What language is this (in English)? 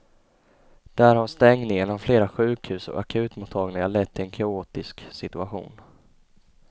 Swedish